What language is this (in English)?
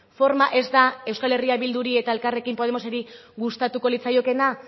Basque